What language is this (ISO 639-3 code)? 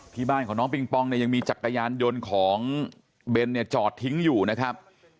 tha